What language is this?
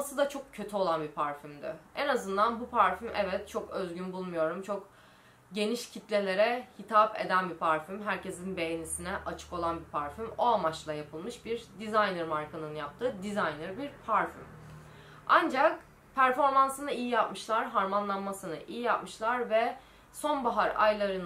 Turkish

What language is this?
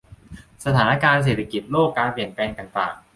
Thai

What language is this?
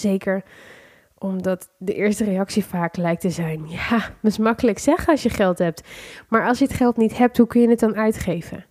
Dutch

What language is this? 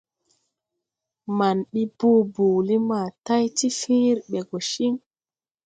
Tupuri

